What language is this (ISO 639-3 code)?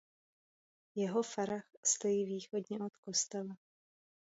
ces